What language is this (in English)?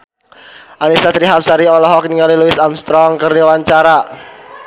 Sundanese